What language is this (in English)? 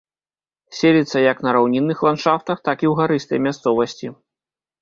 Belarusian